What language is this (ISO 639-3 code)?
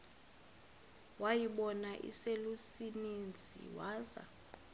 xho